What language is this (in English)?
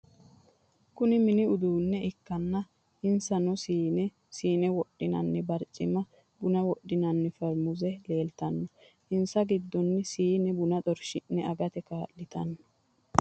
Sidamo